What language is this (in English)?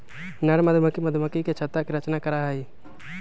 Magahi